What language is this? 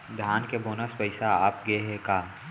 Chhattisgarhi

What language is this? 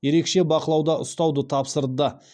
Kazakh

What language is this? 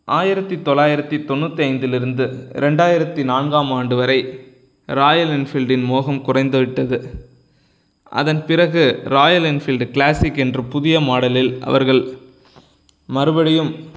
Tamil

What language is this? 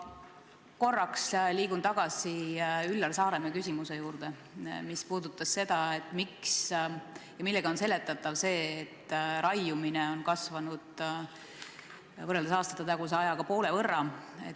Estonian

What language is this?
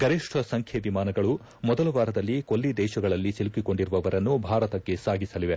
Kannada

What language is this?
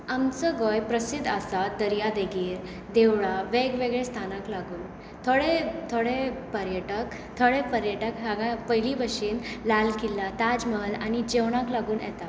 Konkani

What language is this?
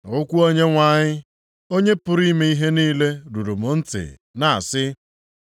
Igbo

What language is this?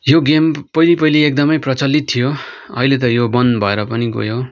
Nepali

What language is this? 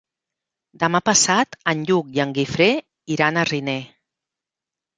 Catalan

